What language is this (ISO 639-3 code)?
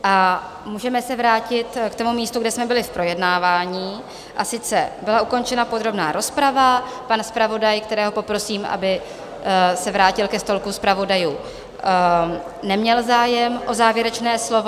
ces